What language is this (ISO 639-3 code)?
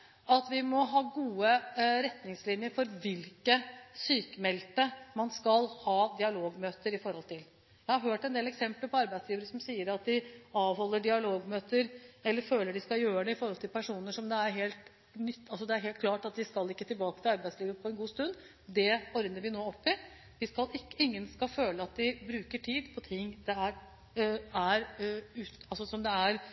nob